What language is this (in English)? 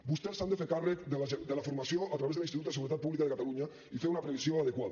Catalan